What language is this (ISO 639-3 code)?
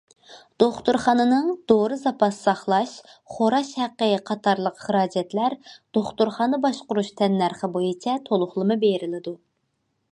uig